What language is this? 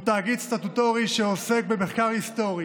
Hebrew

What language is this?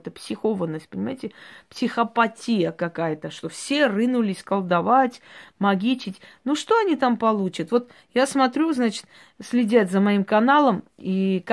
Russian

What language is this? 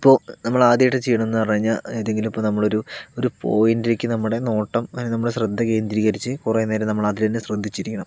Malayalam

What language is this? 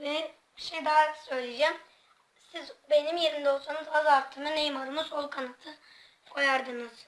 Turkish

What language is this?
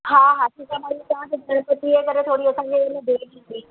Sindhi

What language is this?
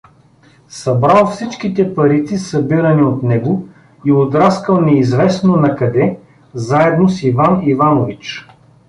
Bulgarian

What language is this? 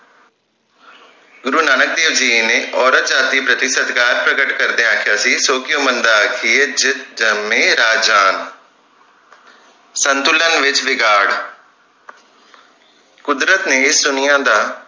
Punjabi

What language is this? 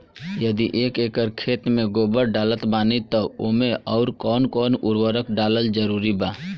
Bhojpuri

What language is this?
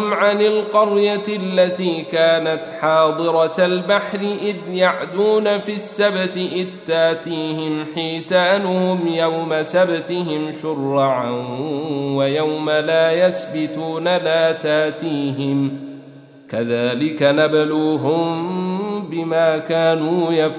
Arabic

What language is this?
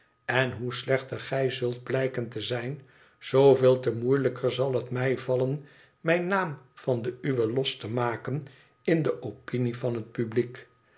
Dutch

